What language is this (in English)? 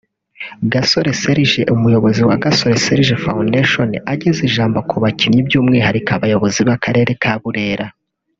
Kinyarwanda